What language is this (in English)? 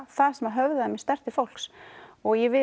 Icelandic